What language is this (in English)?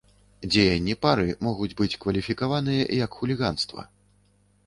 Belarusian